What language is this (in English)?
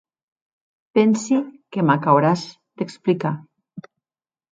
Occitan